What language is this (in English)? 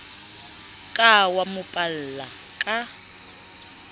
Southern Sotho